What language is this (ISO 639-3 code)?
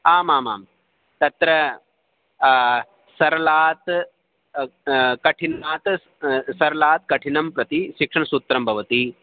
san